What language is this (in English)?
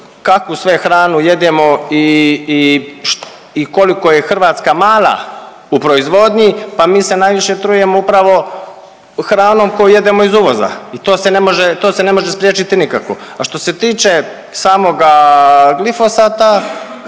Croatian